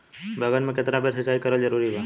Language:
Bhojpuri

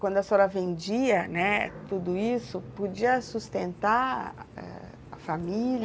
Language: Portuguese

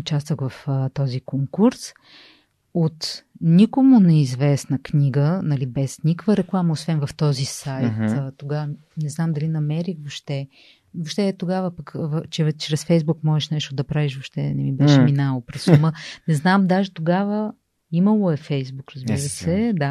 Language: Bulgarian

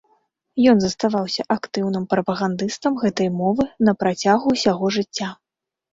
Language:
Belarusian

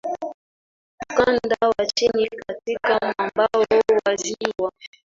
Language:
Swahili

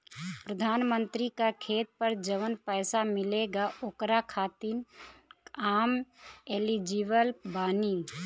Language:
Bhojpuri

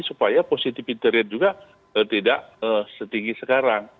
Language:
Indonesian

